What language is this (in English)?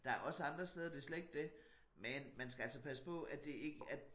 Danish